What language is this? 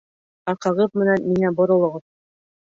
Bashkir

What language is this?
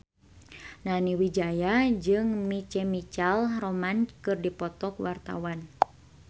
Sundanese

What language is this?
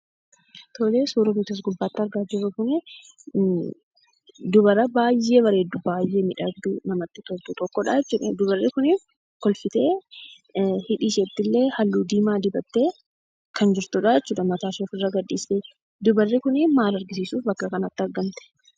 Oromo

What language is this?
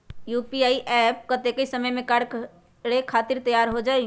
Magahi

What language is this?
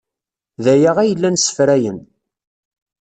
Kabyle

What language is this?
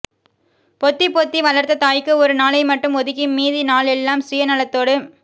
Tamil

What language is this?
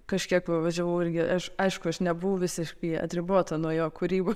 Lithuanian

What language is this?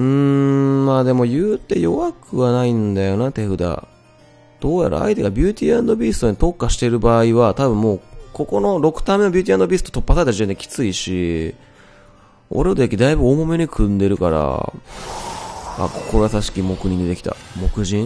Japanese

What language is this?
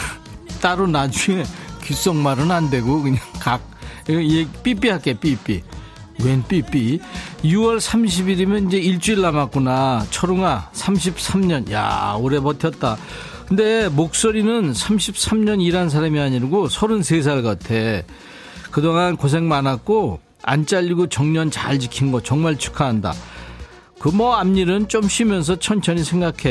Korean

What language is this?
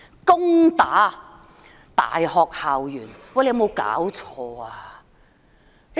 Cantonese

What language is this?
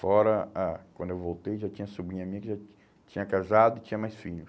Portuguese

